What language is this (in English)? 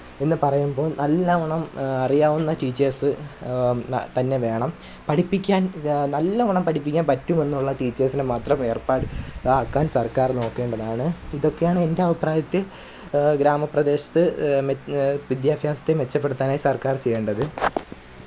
Malayalam